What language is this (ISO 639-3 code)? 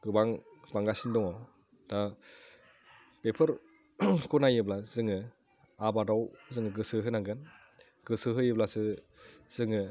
brx